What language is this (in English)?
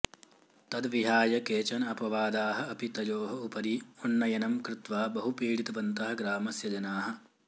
Sanskrit